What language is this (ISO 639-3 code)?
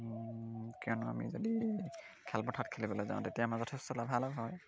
asm